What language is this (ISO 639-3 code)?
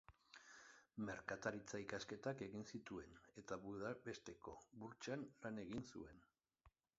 eus